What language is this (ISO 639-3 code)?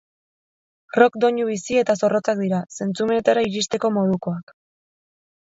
eus